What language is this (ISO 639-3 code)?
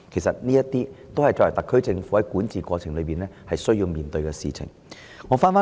yue